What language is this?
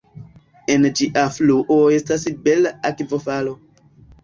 Esperanto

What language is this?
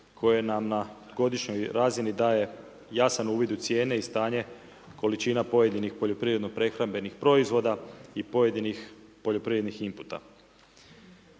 Croatian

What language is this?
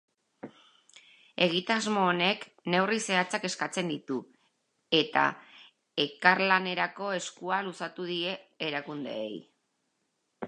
Basque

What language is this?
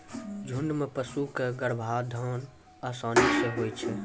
Maithili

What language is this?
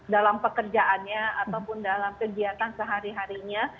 Indonesian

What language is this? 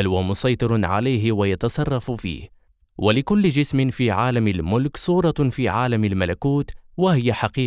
Arabic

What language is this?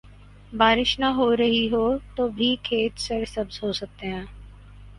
Urdu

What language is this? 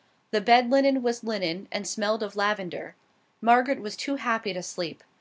English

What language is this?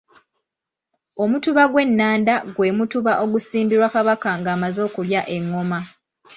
Ganda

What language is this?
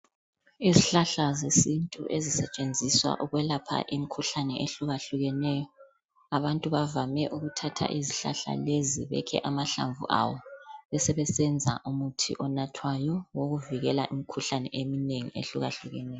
North Ndebele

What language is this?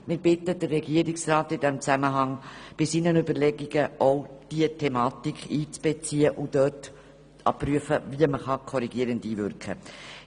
Swiss German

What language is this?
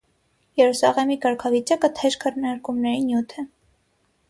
Armenian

